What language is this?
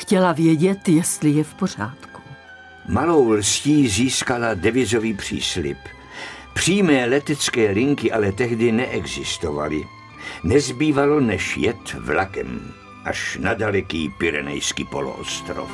Czech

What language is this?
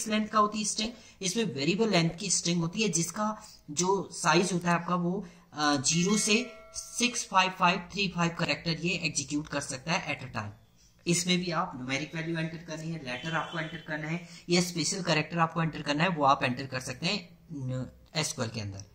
Hindi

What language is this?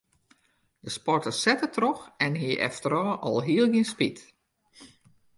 Western Frisian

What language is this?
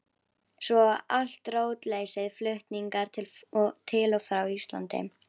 Icelandic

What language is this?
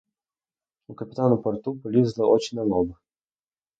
Ukrainian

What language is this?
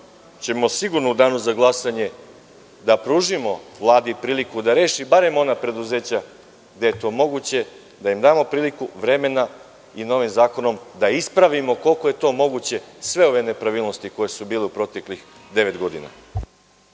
Serbian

